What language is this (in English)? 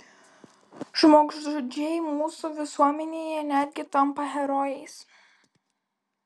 Lithuanian